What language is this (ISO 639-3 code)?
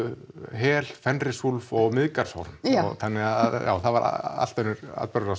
isl